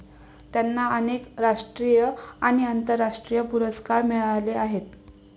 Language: Marathi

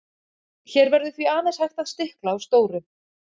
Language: Icelandic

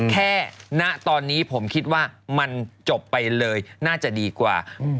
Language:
Thai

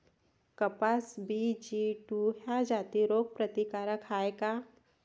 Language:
Marathi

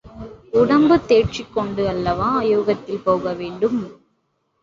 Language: Tamil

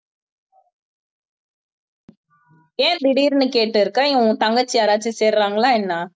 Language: Tamil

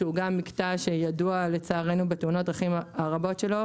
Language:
Hebrew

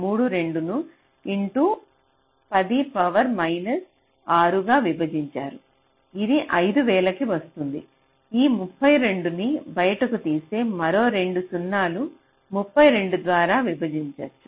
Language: Telugu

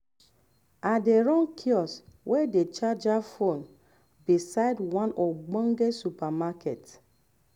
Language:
Nigerian Pidgin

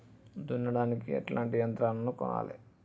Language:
Telugu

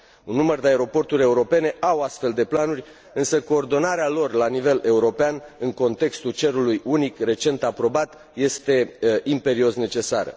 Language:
Romanian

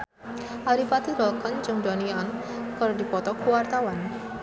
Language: Sundanese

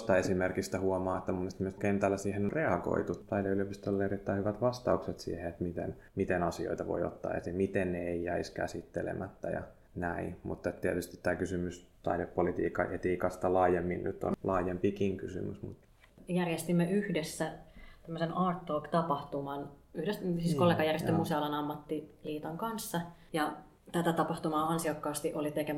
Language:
Finnish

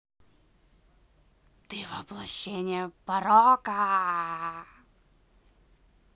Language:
Russian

